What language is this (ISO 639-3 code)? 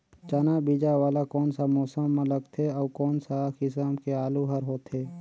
hne